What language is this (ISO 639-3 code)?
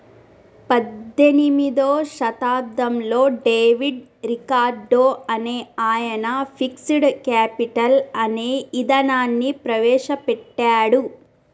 tel